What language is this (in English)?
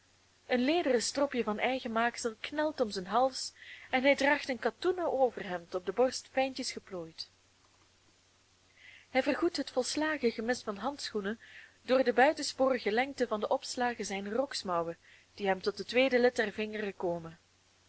Dutch